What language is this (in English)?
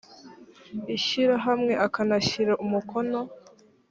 Kinyarwanda